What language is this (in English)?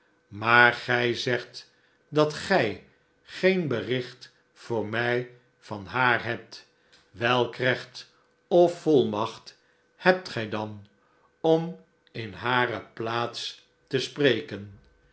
Dutch